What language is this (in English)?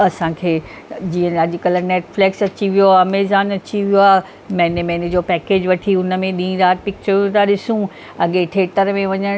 Sindhi